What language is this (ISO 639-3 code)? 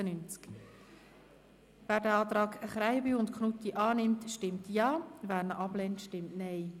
gsw